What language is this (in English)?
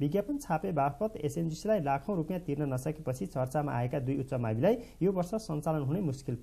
Hindi